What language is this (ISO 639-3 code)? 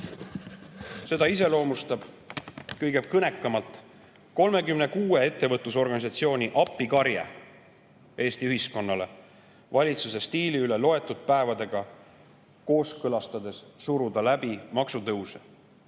est